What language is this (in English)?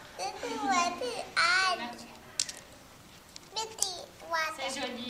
French